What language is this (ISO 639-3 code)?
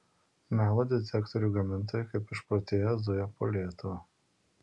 lit